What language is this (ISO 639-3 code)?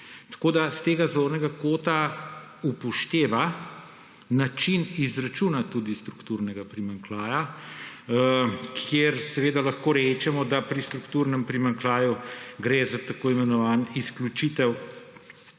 slv